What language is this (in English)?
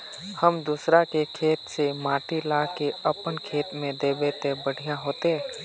Magahi